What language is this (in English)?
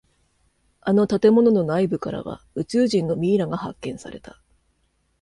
Japanese